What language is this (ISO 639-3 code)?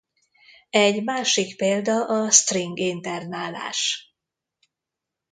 hun